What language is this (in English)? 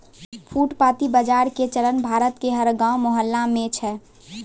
Maithili